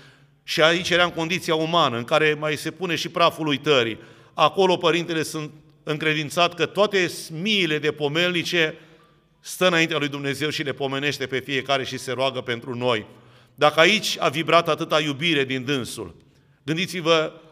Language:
Romanian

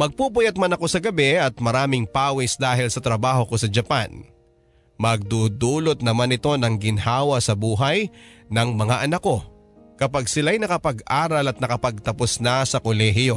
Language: Filipino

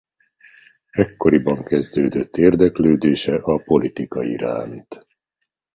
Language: Hungarian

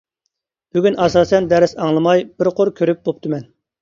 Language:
Uyghur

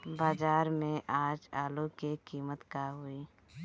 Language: Bhojpuri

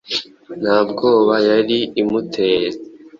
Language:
Kinyarwanda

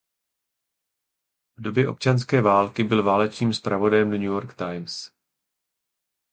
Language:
Czech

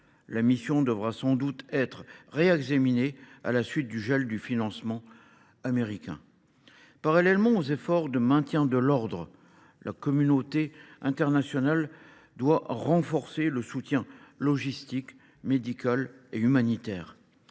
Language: French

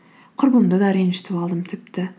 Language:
Kazakh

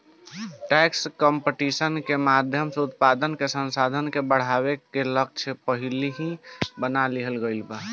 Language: Bhojpuri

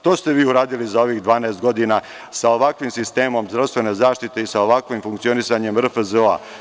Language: Serbian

